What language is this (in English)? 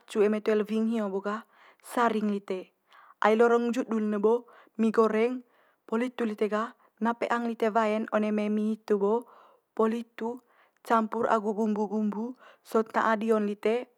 Manggarai